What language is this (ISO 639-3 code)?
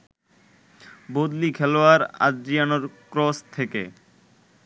ben